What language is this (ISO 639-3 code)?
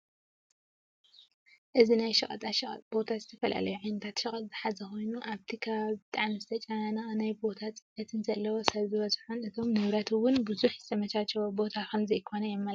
tir